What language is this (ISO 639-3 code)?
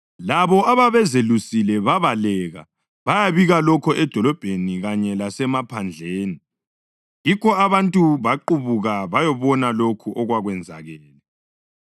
nde